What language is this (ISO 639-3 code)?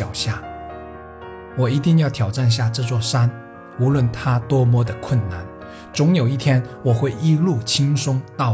zho